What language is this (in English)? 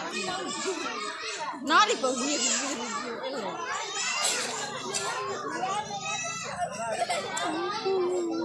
Indonesian